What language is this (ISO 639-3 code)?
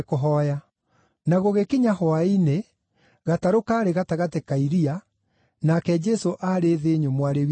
kik